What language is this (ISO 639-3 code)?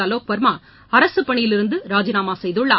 tam